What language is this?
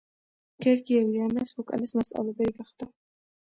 Georgian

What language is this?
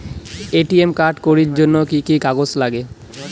Bangla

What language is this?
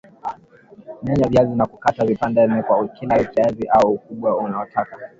Swahili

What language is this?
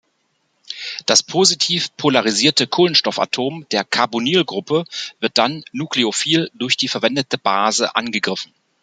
German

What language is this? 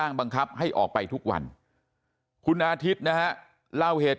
Thai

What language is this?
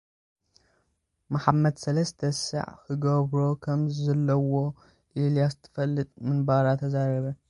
Tigrinya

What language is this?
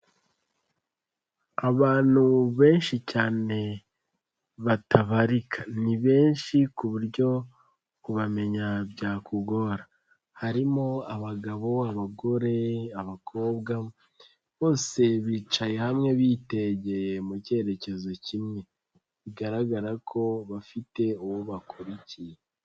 Kinyarwanda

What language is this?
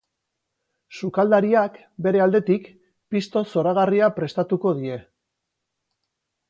Basque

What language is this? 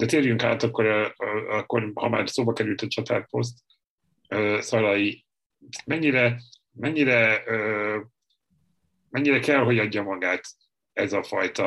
Hungarian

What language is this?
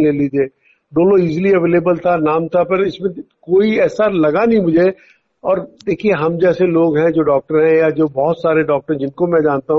Hindi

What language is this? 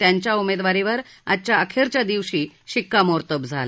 Marathi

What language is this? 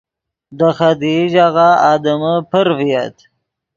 Yidgha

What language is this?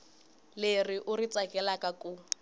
Tsonga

